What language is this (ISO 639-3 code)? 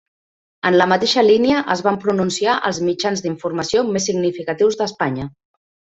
cat